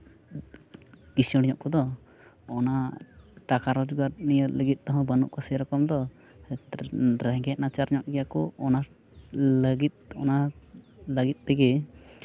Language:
Santali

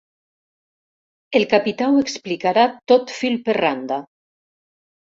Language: Catalan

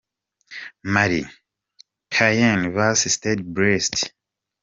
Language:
Kinyarwanda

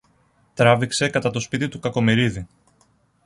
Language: Greek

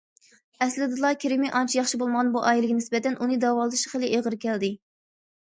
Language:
Uyghur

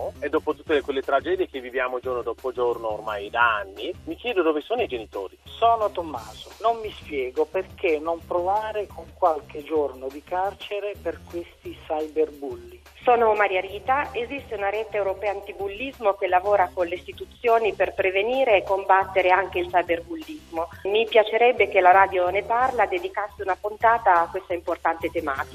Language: Italian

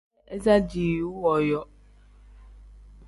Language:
Tem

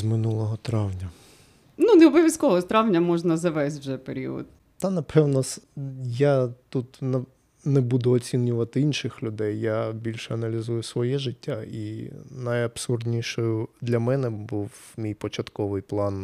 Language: Ukrainian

